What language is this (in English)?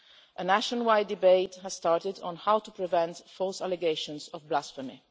English